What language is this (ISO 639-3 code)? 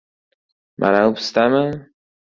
uzb